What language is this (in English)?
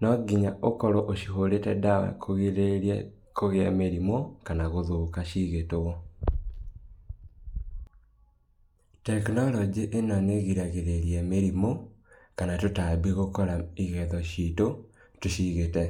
Kikuyu